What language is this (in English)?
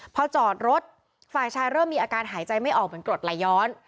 Thai